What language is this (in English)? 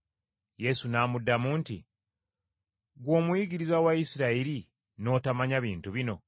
Ganda